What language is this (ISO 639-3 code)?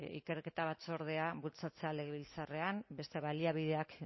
eus